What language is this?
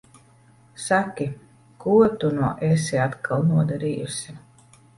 Latvian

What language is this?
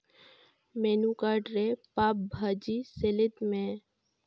Santali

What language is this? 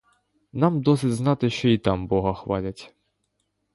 Ukrainian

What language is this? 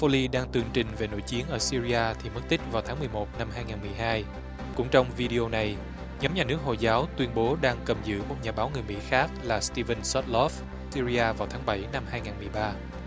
Vietnamese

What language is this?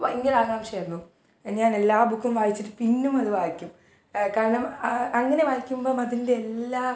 Malayalam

